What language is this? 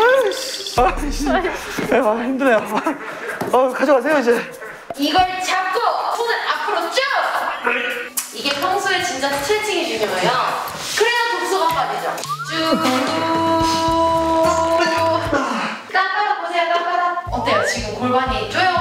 Korean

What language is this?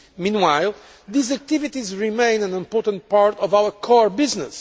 English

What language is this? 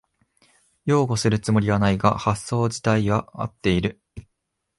Japanese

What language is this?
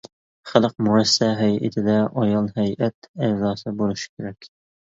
Uyghur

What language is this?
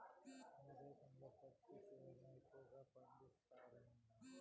Telugu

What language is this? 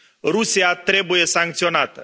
Romanian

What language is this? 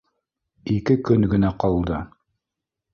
Bashkir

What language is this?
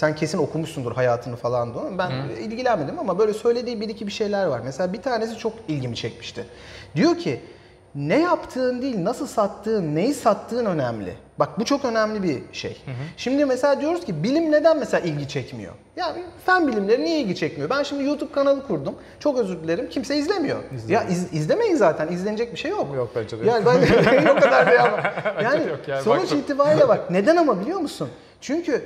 Turkish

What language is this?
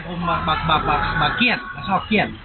Thai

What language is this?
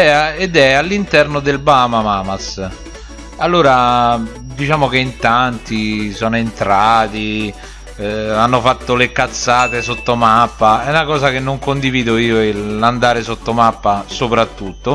Italian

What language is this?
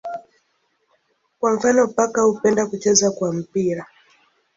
Swahili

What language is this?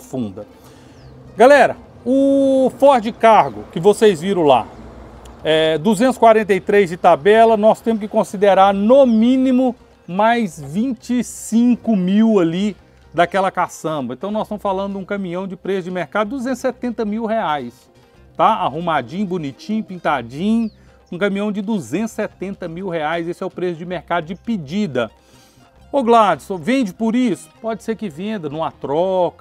Portuguese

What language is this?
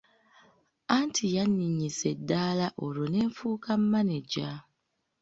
Ganda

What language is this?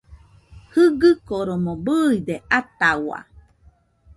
Nüpode Huitoto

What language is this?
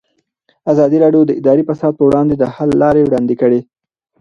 Pashto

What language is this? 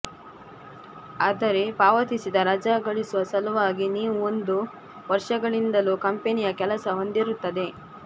Kannada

